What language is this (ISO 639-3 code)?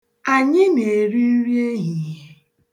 ibo